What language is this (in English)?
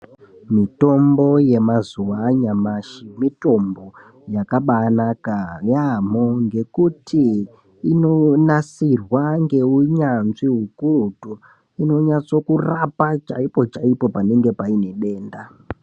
Ndau